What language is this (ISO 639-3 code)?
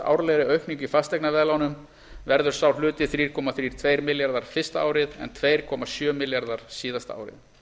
isl